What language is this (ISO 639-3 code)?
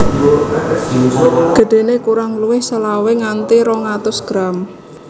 jav